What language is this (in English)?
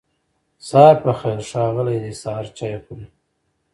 Pashto